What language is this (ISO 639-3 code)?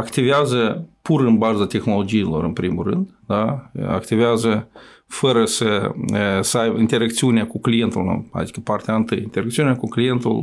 ron